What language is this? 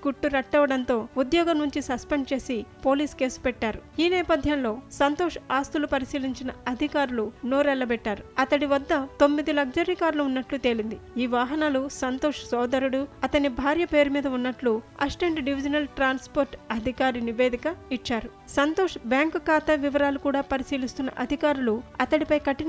Telugu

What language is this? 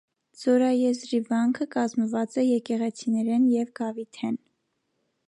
Armenian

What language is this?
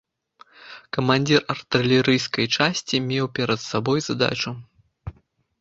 Belarusian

